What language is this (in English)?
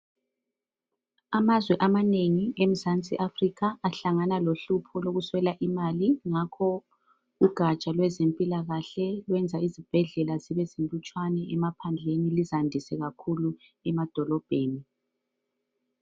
North Ndebele